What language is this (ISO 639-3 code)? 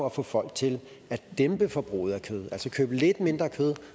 dan